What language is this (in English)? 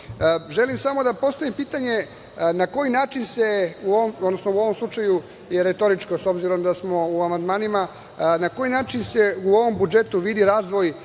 Serbian